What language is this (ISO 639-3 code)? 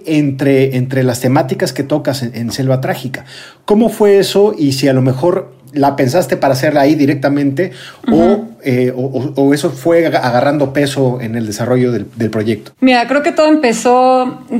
spa